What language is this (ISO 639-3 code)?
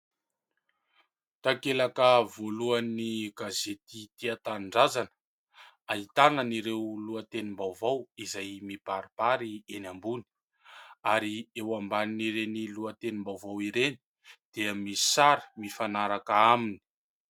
mlg